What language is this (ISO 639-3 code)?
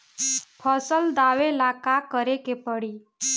bho